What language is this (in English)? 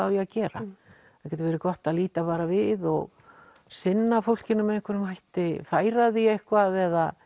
Icelandic